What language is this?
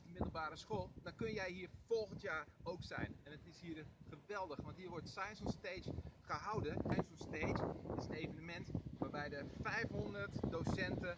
Dutch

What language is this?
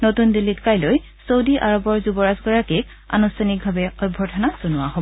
Assamese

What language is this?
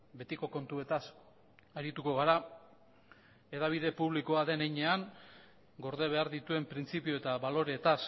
Basque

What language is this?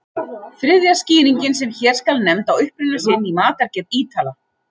Icelandic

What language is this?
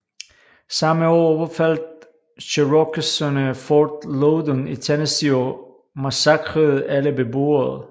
Danish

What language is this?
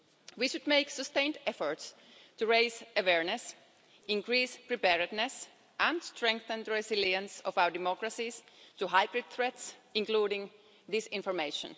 English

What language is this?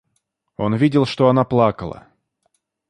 Russian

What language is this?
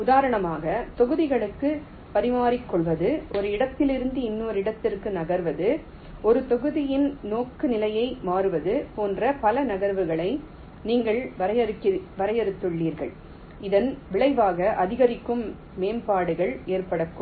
Tamil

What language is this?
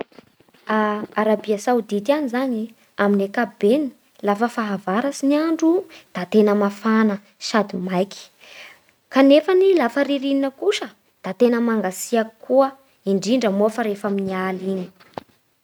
Bara Malagasy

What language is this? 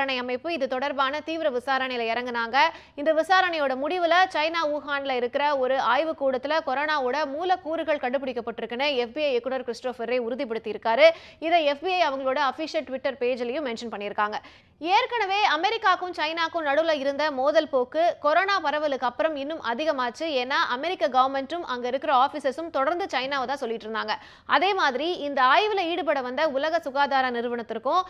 Tamil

